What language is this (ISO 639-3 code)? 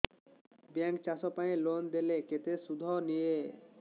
ori